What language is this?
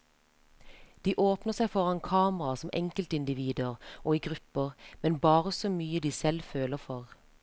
Norwegian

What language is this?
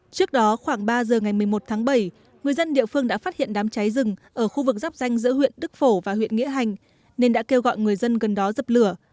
Vietnamese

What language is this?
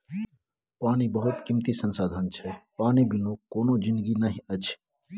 Maithili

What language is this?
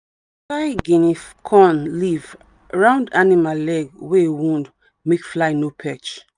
Nigerian Pidgin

